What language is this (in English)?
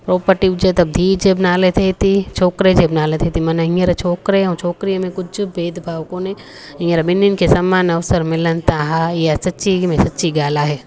Sindhi